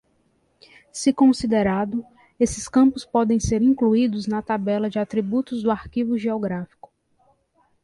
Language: Portuguese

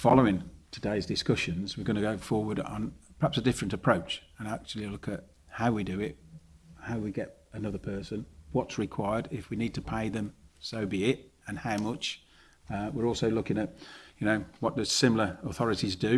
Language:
English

